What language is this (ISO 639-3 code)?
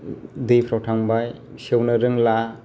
brx